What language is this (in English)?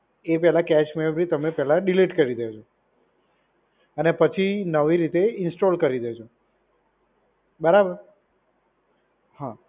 Gujarati